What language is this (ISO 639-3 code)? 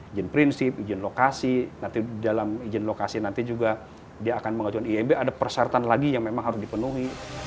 ind